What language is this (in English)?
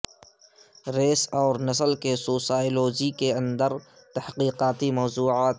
Urdu